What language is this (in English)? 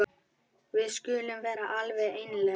Icelandic